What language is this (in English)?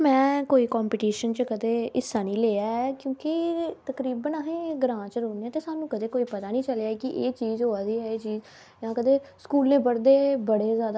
Dogri